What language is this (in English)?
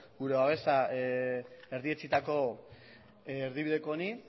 Basque